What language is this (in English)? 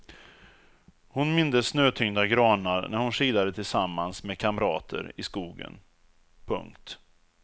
Swedish